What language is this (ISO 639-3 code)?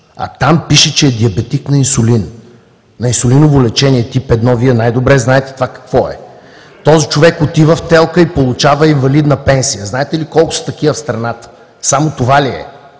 bul